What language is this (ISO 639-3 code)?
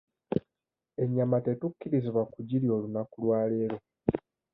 lug